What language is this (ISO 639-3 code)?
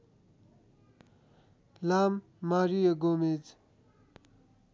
nep